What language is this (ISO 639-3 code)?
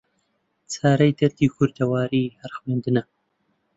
ckb